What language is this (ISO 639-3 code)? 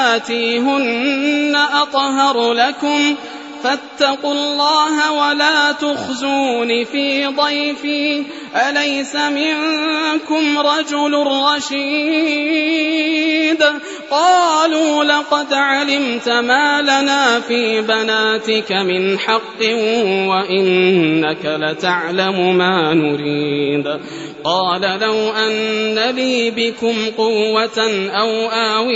ara